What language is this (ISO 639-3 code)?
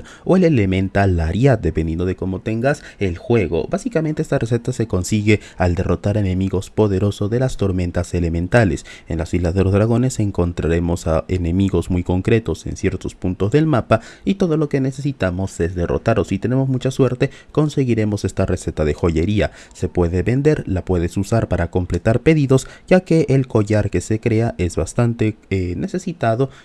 spa